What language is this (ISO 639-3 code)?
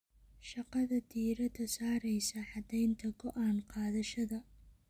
som